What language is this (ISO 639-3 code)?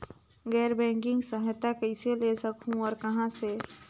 hne